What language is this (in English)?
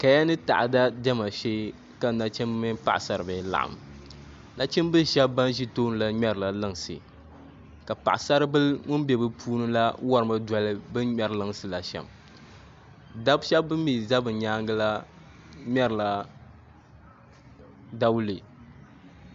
Dagbani